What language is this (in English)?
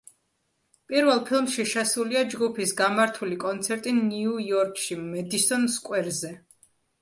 Georgian